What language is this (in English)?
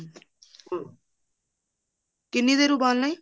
Punjabi